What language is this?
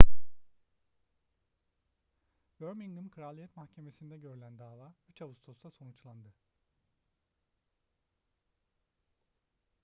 Turkish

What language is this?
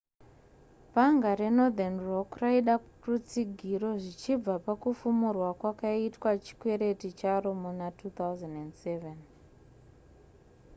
Shona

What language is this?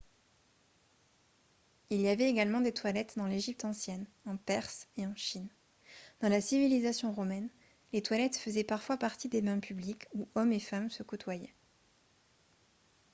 French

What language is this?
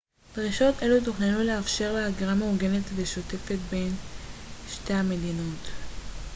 Hebrew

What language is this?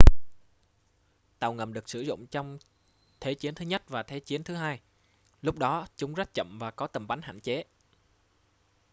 Vietnamese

